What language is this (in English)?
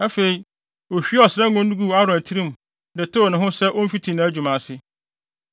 Akan